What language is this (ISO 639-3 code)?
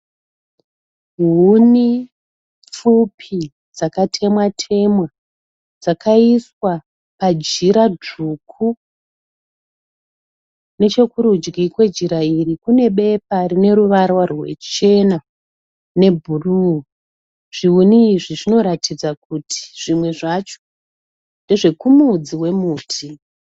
sna